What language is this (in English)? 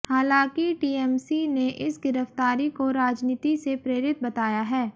Hindi